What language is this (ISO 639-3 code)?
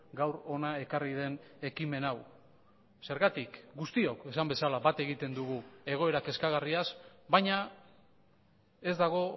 eus